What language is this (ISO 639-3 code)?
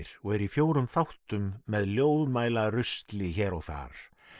isl